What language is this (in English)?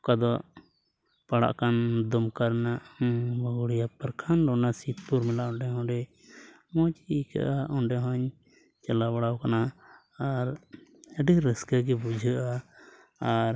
Santali